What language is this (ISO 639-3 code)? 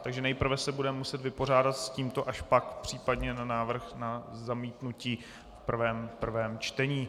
ces